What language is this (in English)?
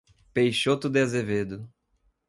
Portuguese